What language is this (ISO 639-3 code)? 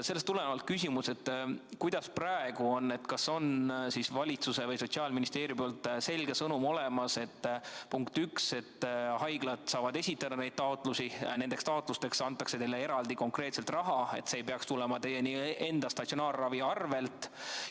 est